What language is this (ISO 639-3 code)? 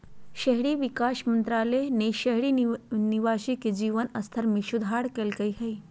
mag